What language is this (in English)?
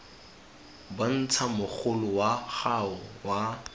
Tswana